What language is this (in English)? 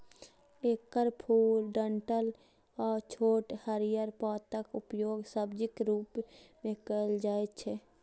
Maithili